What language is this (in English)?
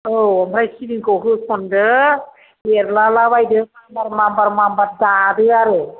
Bodo